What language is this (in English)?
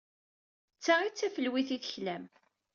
Kabyle